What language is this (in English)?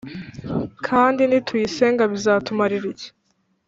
Kinyarwanda